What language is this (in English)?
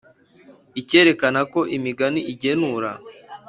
Kinyarwanda